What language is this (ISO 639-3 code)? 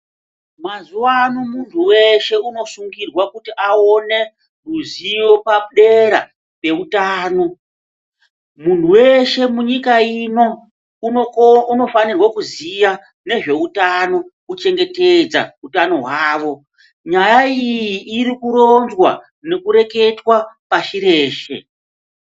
ndc